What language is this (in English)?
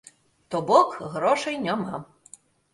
Belarusian